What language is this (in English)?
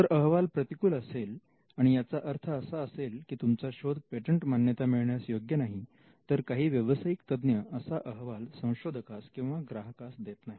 Marathi